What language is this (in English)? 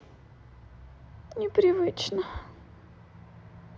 Russian